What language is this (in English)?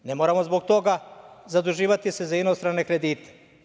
Serbian